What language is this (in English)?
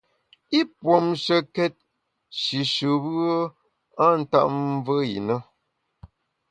Bamun